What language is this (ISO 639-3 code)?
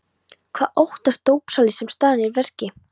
isl